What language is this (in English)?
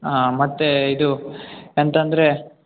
Kannada